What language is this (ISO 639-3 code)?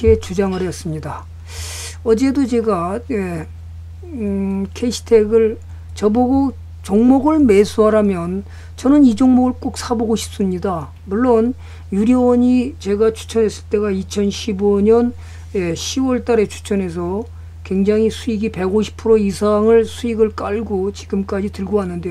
kor